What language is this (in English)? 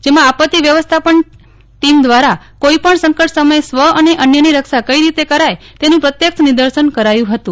Gujarati